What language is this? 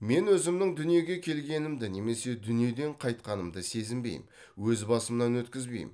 Kazakh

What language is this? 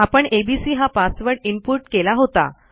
Marathi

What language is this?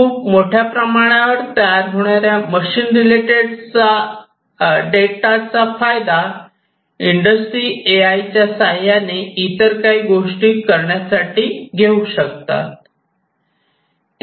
Marathi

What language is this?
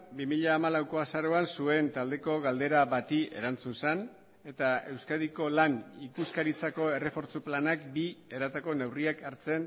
Basque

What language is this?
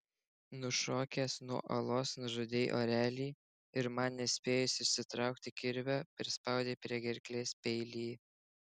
Lithuanian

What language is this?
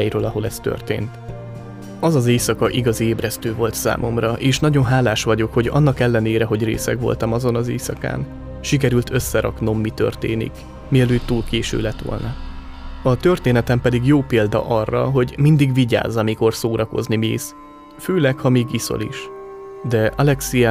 Hungarian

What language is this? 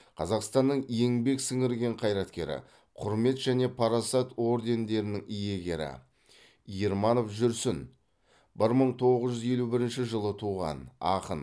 Kazakh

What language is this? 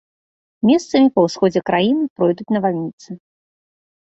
Belarusian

